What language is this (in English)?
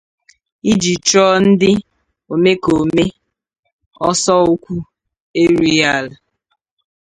Igbo